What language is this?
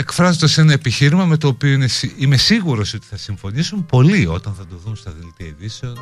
Greek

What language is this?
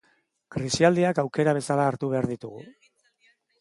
Basque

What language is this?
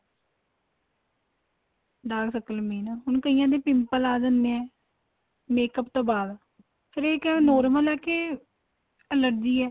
Punjabi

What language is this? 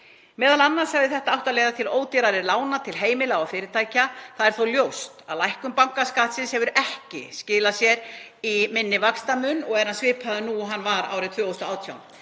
Icelandic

